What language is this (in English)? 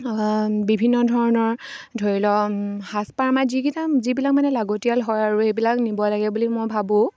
Assamese